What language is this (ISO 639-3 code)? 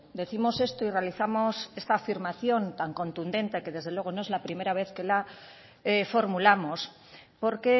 spa